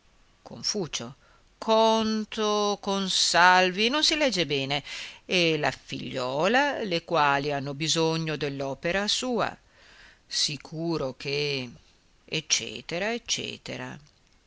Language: Italian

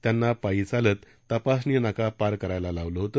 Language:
Marathi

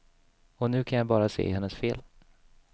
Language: Swedish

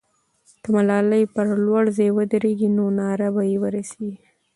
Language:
Pashto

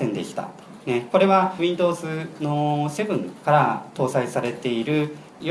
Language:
Japanese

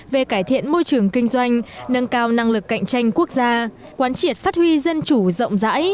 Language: Vietnamese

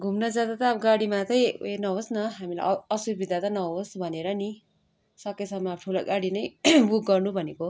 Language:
Nepali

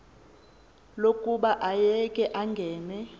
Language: Xhosa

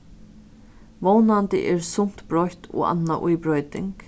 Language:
Faroese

